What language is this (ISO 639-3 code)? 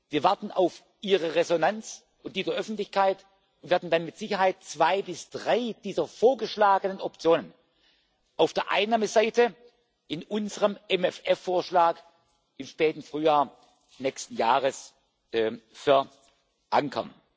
deu